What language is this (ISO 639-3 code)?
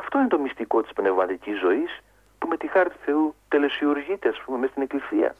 ell